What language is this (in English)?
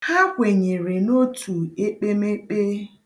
Igbo